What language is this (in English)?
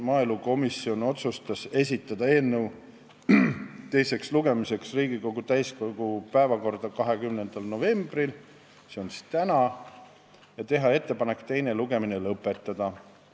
Estonian